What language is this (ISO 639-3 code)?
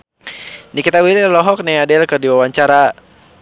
sun